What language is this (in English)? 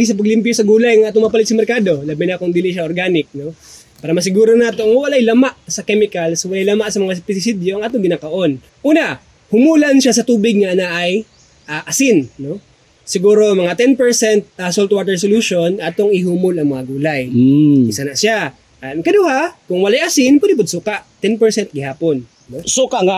Filipino